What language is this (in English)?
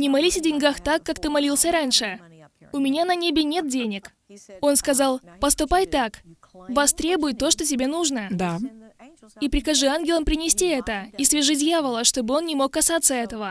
Russian